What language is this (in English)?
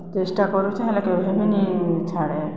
Odia